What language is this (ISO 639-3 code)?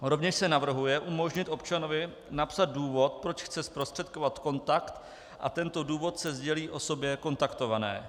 ces